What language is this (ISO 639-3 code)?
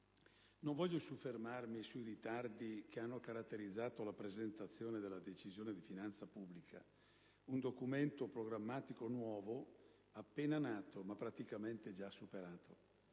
ita